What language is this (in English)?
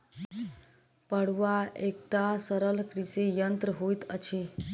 Maithili